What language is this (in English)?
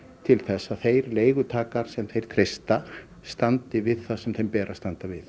Icelandic